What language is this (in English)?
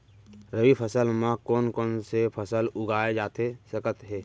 Chhattisgarhi